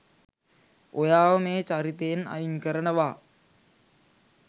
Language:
Sinhala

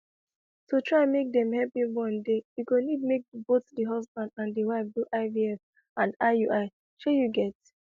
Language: Nigerian Pidgin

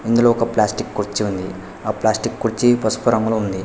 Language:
Telugu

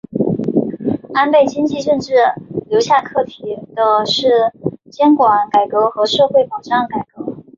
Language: Chinese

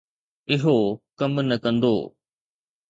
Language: Sindhi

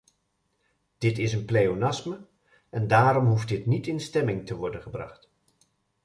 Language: Dutch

